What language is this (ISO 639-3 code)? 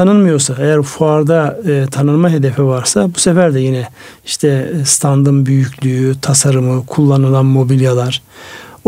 tur